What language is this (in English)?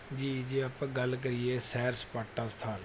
Punjabi